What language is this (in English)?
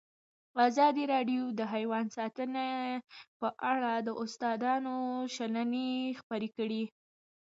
Pashto